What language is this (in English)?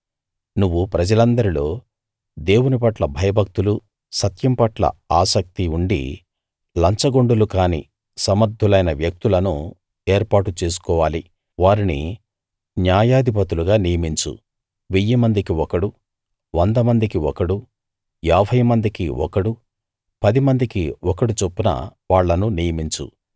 Telugu